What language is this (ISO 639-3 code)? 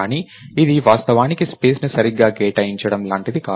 tel